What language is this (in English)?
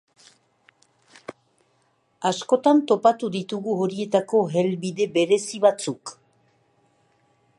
Basque